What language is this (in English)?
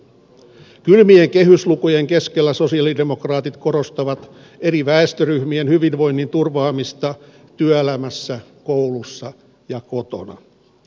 Finnish